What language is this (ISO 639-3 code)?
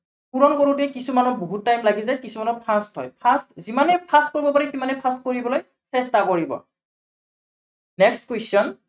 asm